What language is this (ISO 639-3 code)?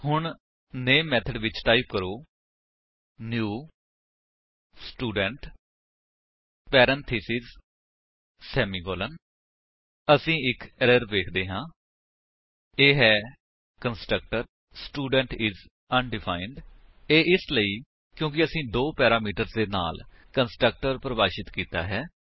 pan